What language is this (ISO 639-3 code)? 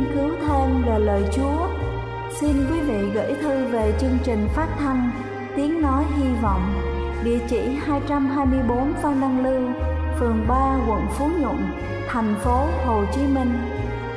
vie